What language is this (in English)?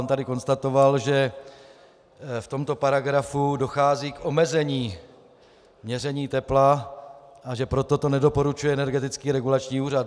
Czech